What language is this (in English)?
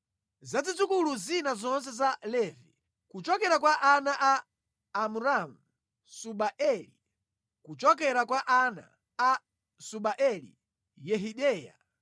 Nyanja